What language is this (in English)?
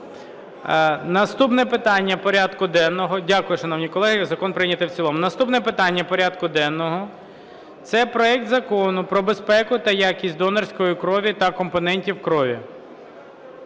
Ukrainian